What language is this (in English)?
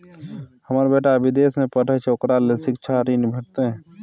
Maithili